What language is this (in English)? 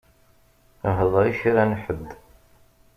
Kabyle